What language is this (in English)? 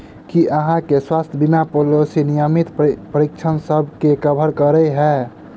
Maithili